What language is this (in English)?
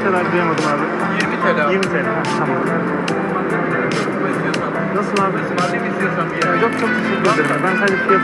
Turkish